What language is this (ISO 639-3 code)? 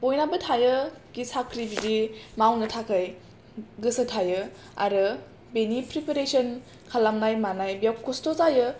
brx